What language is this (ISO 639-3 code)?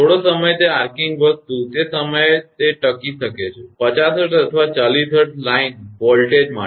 guj